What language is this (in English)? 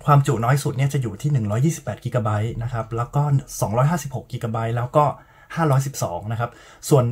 Thai